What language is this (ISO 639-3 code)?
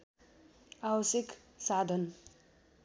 nep